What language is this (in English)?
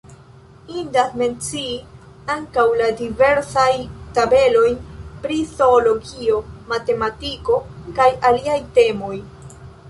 Esperanto